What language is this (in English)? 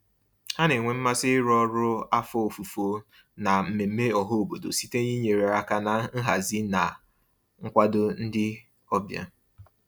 Igbo